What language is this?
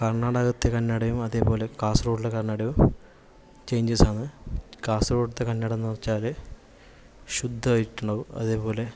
Malayalam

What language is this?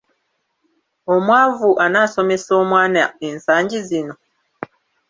Ganda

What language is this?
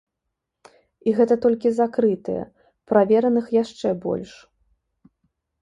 Belarusian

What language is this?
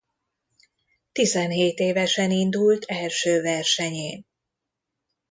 Hungarian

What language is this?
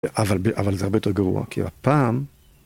Hebrew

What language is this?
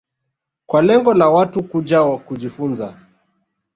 Swahili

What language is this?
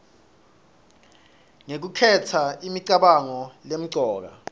Swati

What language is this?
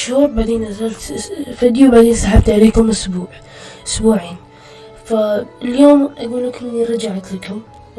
Arabic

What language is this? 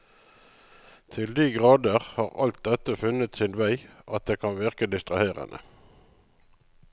Norwegian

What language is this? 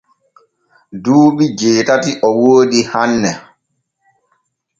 Borgu Fulfulde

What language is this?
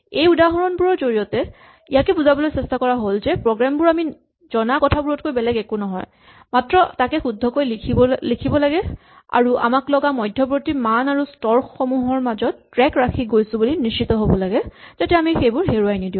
Assamese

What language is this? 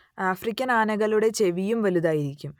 Malayalam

